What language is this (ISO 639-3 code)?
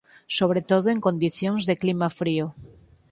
glg